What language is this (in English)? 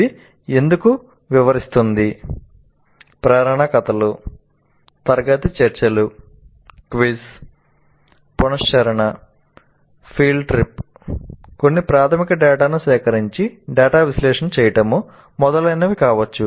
Telugu